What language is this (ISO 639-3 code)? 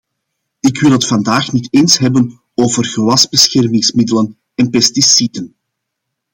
nld